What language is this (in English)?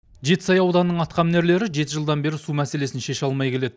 Kazakh